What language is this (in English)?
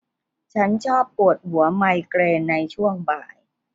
Thai